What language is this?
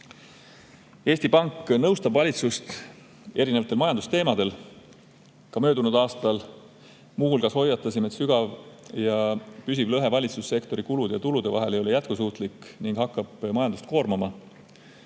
Estonian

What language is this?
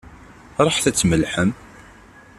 Kabyle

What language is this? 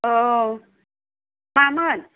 Bodo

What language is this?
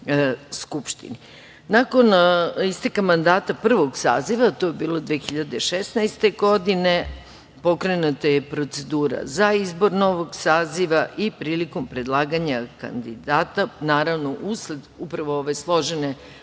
Serbian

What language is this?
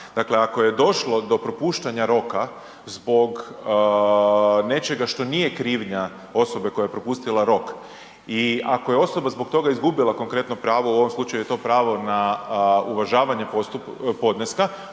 Croatian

